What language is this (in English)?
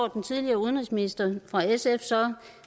Danish